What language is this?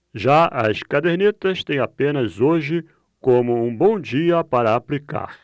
Portuguese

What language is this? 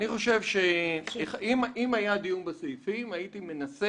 Hebrew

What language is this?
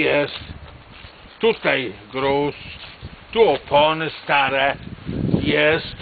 Polish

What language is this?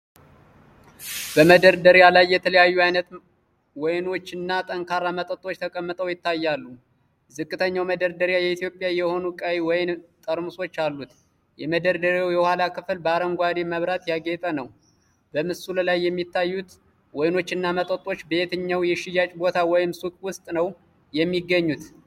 Amharic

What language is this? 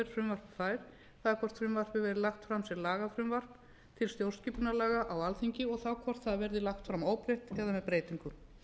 Icelandic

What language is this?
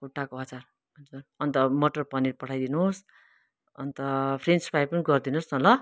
Nepali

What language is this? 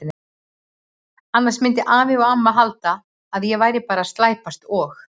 Icelandic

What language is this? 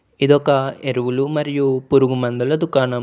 Telugu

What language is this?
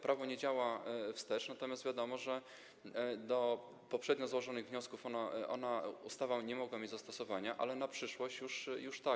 Polish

